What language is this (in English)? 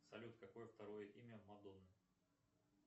Russian